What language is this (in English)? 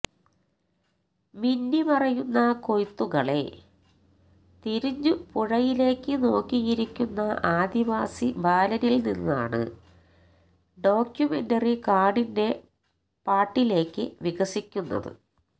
Malayalam